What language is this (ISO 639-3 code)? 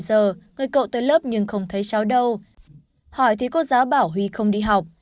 vie